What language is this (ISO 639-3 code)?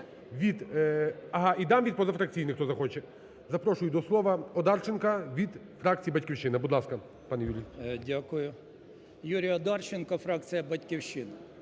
ukr